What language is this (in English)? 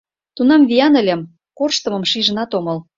Mari